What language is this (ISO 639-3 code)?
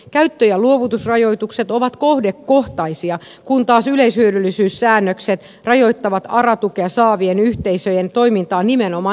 fin